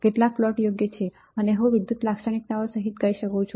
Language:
Gujarati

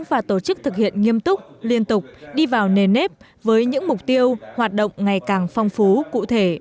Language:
Vietnamese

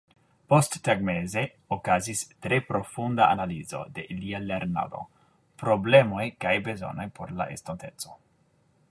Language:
Esperanto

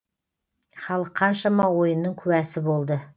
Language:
Kazakh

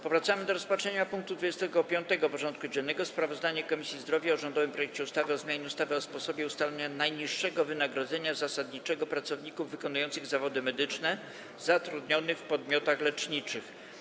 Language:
Polish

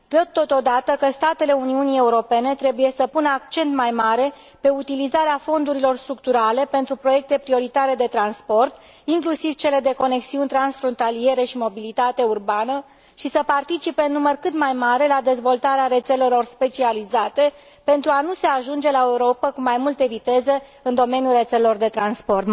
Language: Romanian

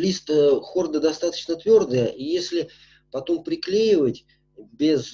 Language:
Russian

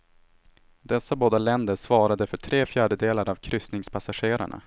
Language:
Swedish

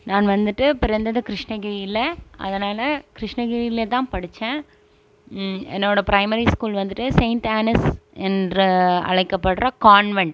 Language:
Tamil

